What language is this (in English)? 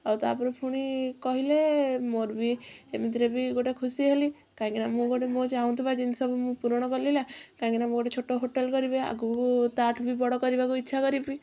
Odia